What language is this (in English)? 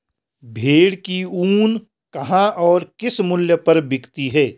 Hindi